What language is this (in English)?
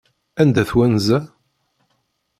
Kabyle